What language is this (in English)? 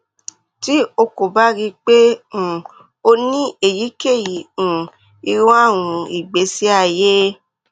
Yoruba